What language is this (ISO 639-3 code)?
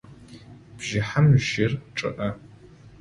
ady